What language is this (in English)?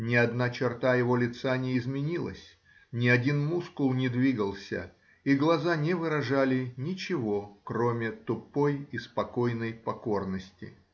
Russian